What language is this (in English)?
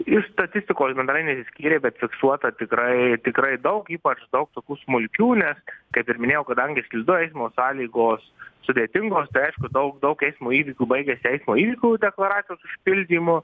Lithuanian